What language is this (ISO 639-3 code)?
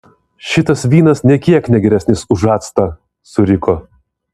lit